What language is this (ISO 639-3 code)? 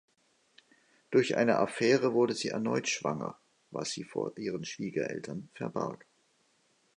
deu